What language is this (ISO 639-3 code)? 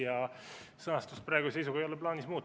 est